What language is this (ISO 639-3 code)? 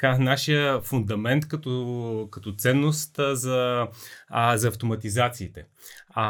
bul